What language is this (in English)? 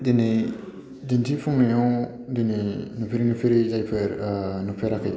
Bodo